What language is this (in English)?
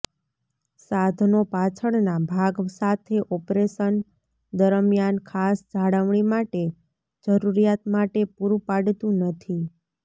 Gujarati